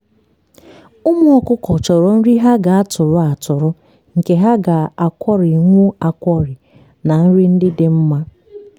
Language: Igbo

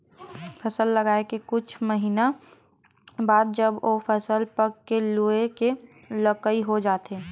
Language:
Chhattisgarhi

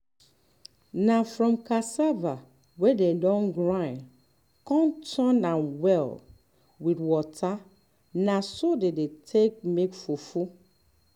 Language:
Nigerian Pidgin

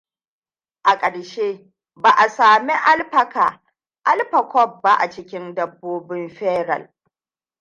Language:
Hausa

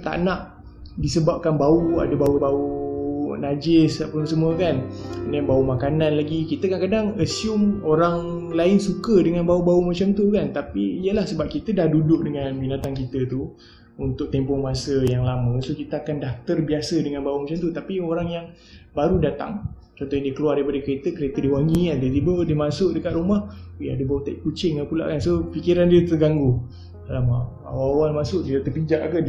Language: Malay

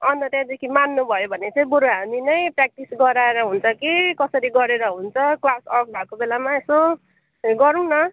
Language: Nepali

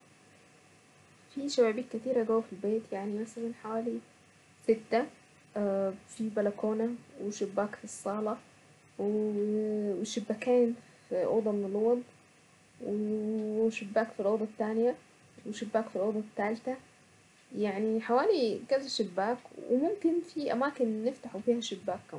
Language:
Saidi Arabic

